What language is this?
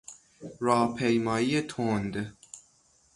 Persian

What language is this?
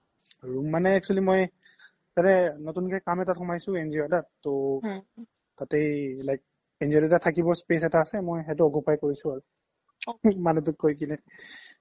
Assamese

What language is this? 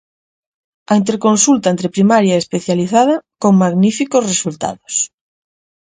Galician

